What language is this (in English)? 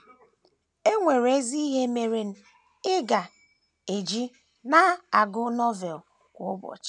Igbo